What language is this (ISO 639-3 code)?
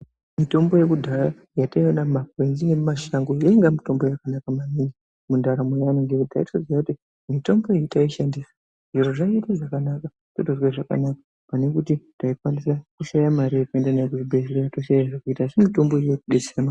ndc